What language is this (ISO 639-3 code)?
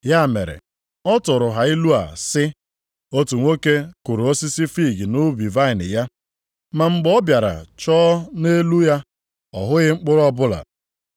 ibo